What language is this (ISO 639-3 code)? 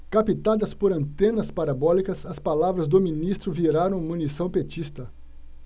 por